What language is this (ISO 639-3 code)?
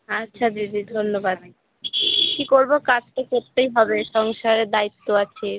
ben